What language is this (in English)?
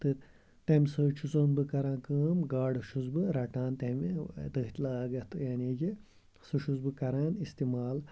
Kashmiri